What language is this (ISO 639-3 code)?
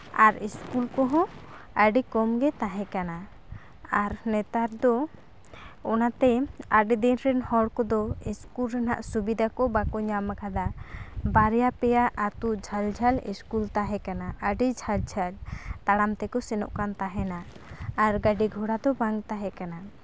sat